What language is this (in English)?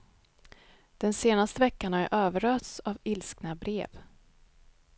Swedish